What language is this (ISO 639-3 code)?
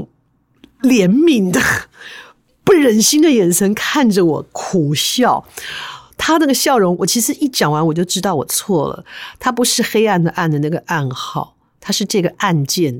zho